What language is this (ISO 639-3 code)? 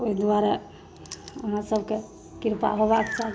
mai